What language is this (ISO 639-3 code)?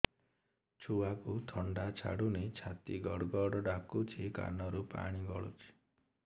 ori